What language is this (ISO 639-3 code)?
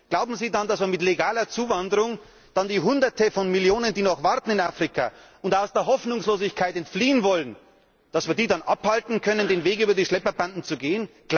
deu